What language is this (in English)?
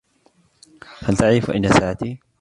Arabic